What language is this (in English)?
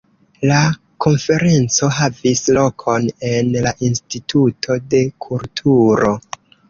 Esperanto